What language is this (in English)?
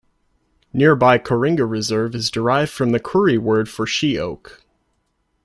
English